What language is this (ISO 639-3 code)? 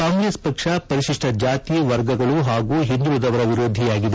kan